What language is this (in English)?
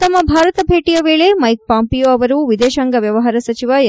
Kannada